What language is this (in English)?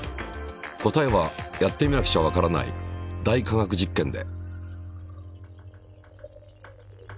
Japanese